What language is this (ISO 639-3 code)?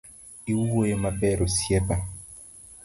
luo